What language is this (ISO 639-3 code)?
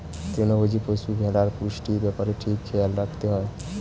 ben